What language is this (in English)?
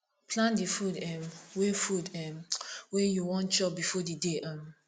Nigerian Pidgin